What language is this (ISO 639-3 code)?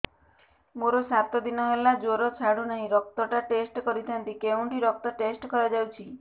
ori